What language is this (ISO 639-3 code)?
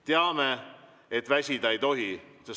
est